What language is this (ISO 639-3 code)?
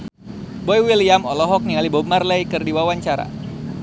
sun